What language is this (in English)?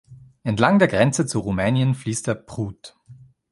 German